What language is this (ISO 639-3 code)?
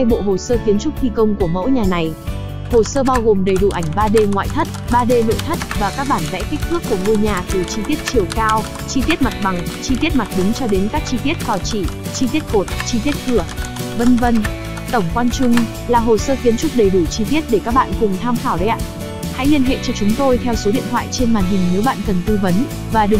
vie